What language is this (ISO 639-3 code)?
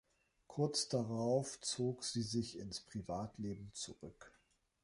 deu